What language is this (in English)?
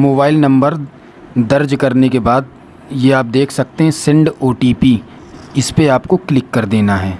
Hindi